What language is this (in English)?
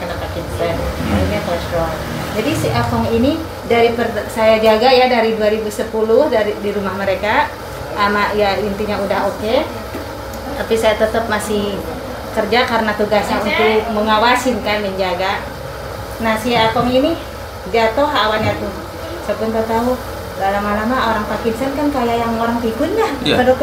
Indonesian